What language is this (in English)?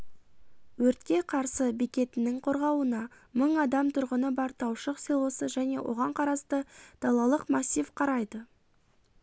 Kazakh